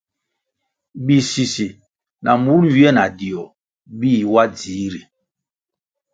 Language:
Kwasio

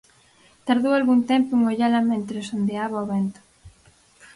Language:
Galician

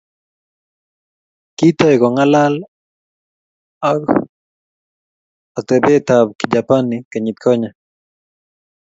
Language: Kalenjin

